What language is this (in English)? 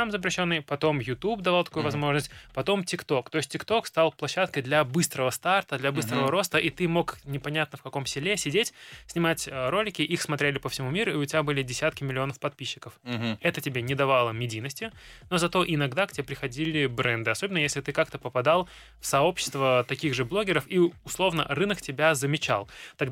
Russian